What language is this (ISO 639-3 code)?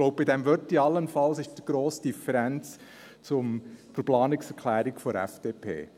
gsw